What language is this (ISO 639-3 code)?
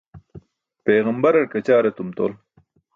bsk